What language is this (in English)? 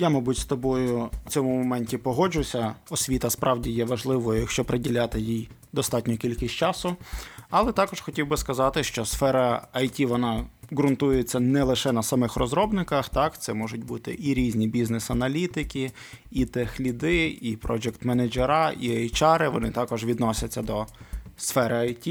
Ukrainian